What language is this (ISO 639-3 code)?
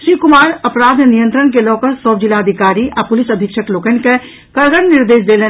mai